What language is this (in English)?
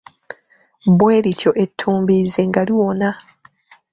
Ganda